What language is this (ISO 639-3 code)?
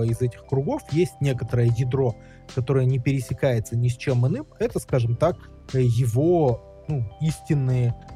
rus